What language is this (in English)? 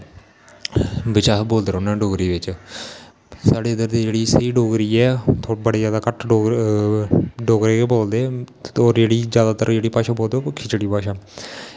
Dogri